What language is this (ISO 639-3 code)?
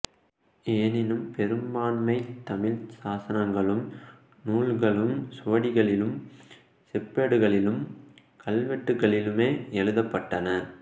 tam